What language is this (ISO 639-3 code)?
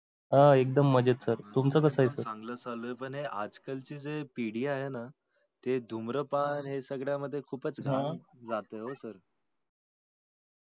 mar